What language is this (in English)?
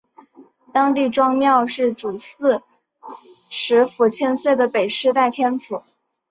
Chinese